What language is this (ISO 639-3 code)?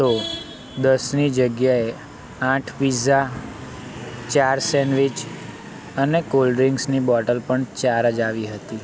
guj